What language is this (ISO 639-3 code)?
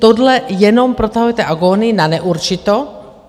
ces